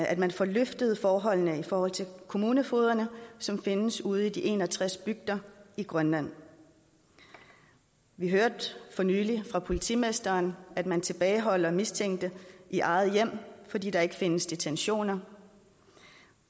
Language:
Danish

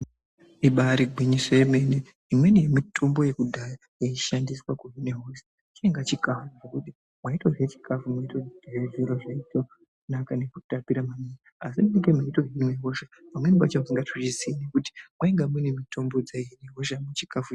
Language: Ndau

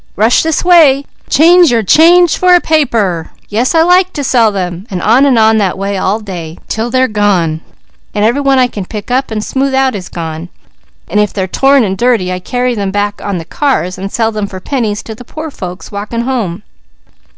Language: English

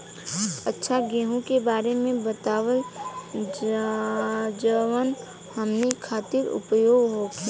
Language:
Bhojpuri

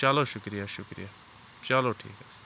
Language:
Kashmiri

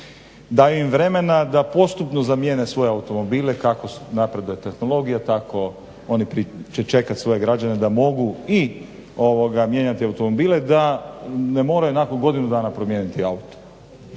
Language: Croatian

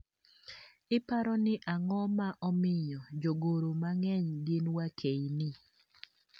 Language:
Luo (Kenya and Tanzania)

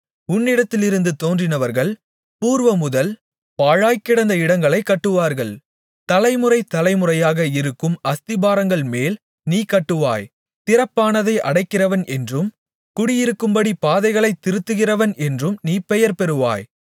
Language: Tamil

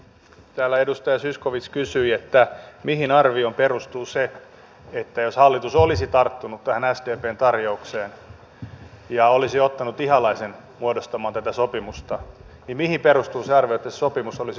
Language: Finnish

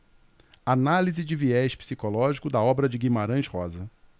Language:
Portuguese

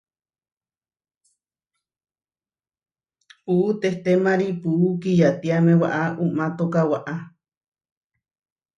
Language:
Huarijio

